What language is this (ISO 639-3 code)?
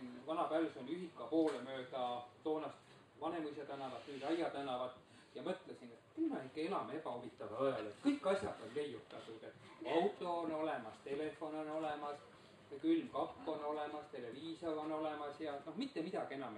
swe